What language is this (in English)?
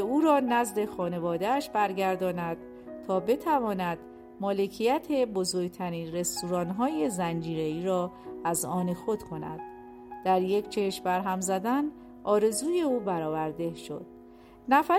Persian